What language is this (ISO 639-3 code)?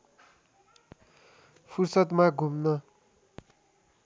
nep